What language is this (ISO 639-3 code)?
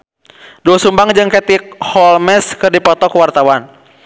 sun